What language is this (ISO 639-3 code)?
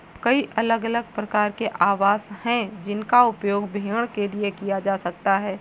hin